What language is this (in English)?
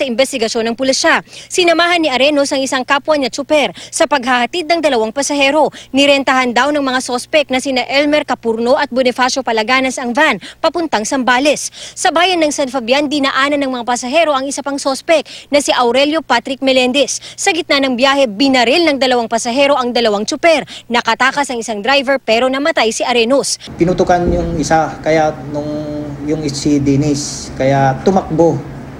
Filipino